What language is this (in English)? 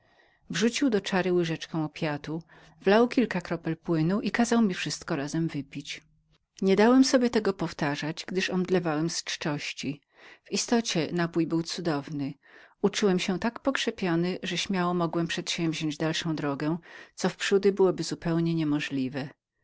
Polish